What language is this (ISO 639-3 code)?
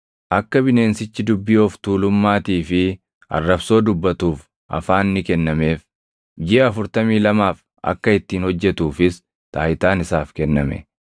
orm